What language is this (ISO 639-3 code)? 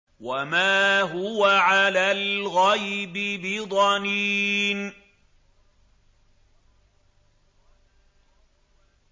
ara